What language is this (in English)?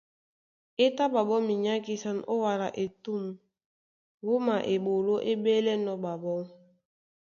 Duala